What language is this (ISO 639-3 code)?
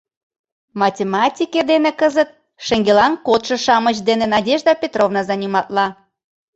chm